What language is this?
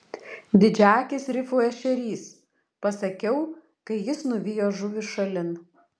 Lithuanian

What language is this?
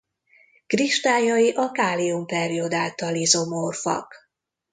Hungarian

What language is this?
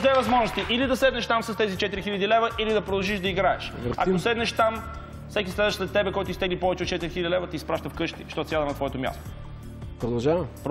Bulgarian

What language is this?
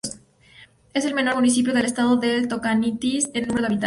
Spanish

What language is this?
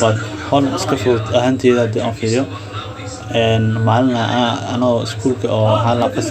Somali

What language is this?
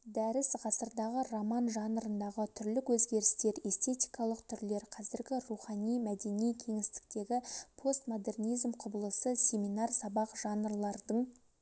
Kazakh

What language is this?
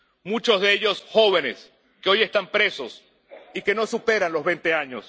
Spanish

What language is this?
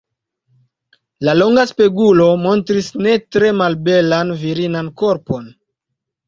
Esperanto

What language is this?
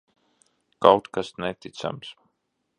Latvian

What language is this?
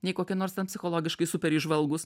Lithuanian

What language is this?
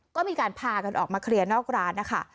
Thai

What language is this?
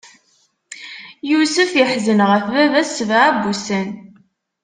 Kabyle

